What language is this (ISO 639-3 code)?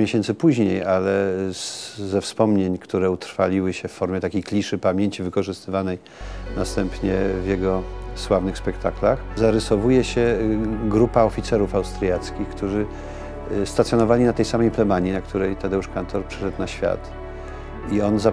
pol